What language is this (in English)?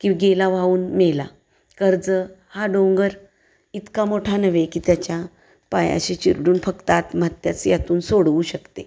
Marathi